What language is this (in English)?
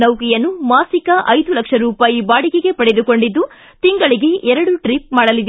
Kannada